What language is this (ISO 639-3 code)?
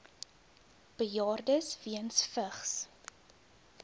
afr